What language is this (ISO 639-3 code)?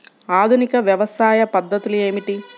tel